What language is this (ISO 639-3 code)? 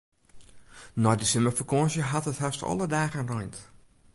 fry